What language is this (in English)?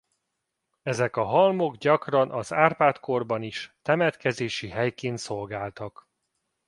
Hungarian